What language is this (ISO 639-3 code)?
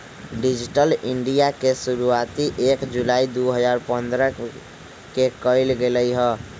mag